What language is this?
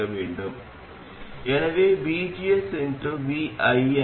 Tamil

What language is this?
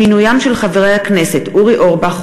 Hebrew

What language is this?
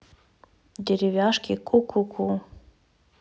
Russian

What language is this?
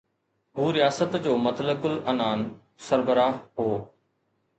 Sindhi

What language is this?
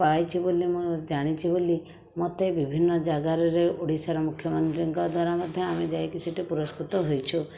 Odia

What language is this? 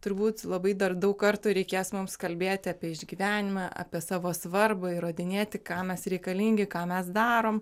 Lithuanian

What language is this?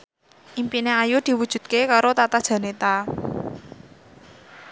Javanese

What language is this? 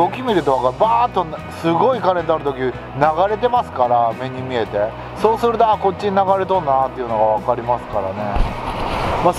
Japanese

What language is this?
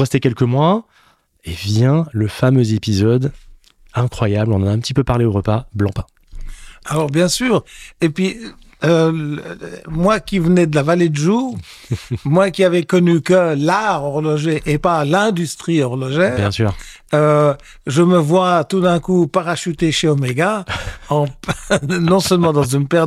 French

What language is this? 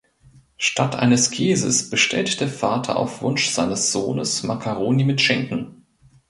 German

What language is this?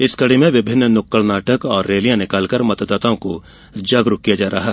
Hindi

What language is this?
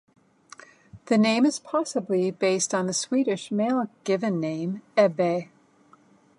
English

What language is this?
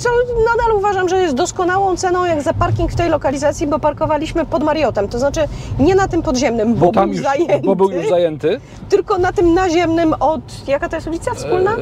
Polish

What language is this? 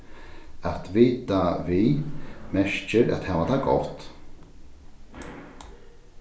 Faroese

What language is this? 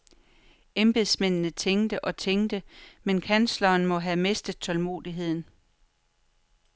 Danish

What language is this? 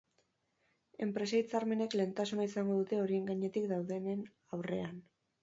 Basque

